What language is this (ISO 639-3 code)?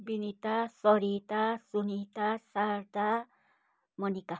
nep